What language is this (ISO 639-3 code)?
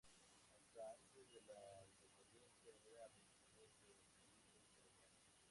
spa